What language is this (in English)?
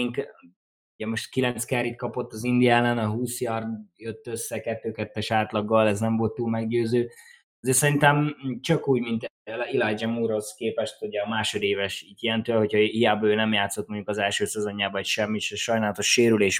Hungarian